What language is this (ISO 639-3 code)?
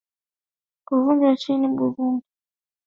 swa